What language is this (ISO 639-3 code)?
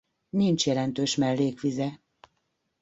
hun